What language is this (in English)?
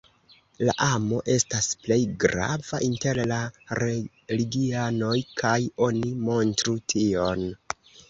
Esperanto